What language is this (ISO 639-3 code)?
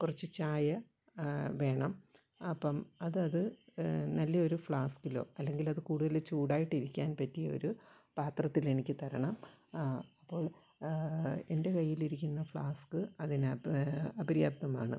mal